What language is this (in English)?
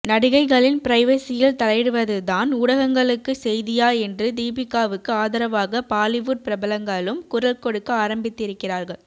Tamil